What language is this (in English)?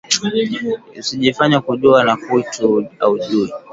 Swahili